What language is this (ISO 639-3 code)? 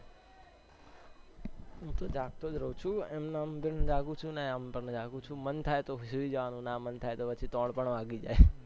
guj